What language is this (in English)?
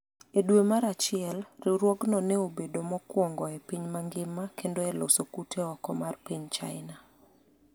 Luo (Kenya and Tanzania)